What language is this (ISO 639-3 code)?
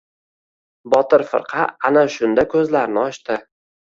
uzb